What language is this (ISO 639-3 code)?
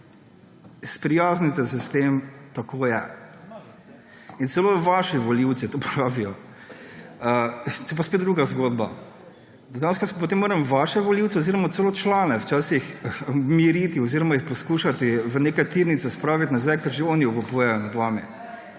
slv